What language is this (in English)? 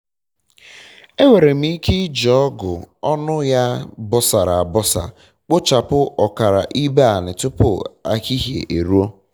Igbo